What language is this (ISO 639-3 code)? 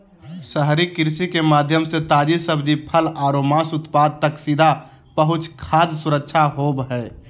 mag